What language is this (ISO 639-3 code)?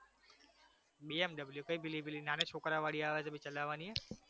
guj